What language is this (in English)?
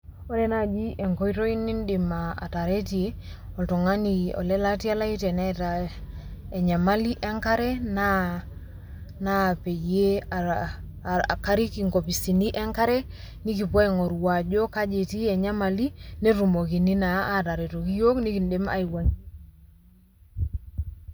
Masai